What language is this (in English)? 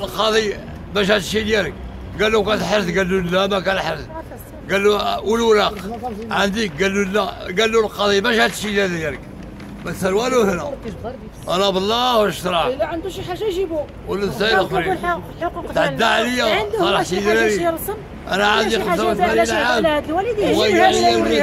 Arabic